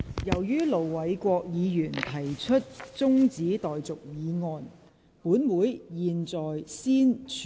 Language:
Cantonese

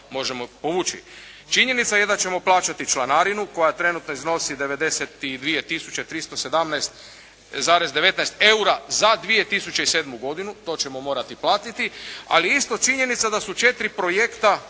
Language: Croatian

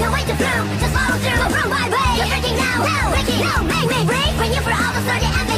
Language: Japanese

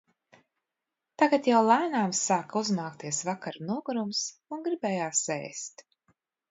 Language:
Latvian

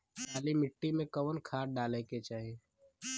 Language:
Bhojpuri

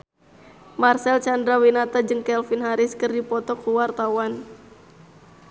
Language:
Sundanese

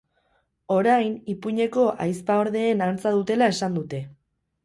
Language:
Basque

